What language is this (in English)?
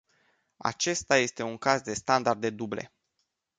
Romanian